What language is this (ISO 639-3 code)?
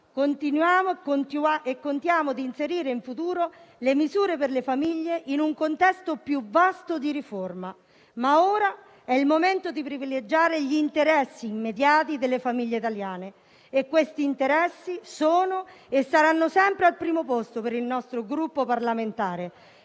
ita